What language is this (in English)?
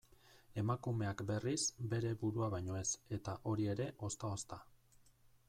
Basque